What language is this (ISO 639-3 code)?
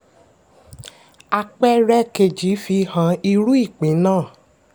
yor